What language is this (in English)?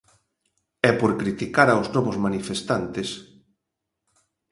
Galician